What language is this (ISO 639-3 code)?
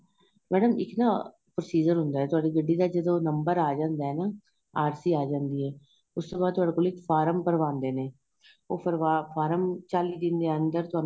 pan